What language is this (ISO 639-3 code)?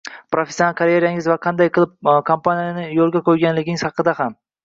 uzb